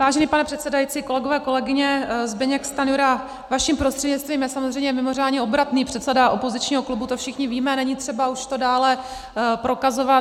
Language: Czech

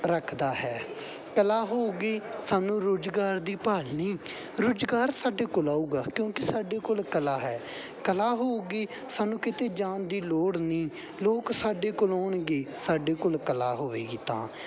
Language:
Punjabi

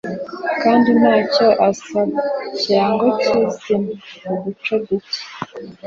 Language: Kinyarwanda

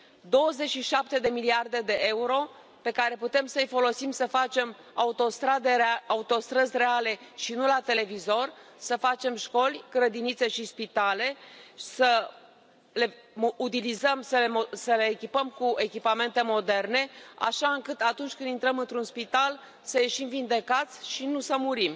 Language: Romanian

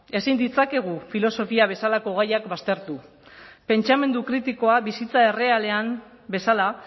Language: Basque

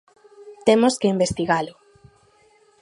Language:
Galician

